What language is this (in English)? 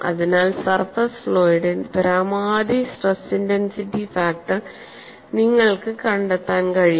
Malayalam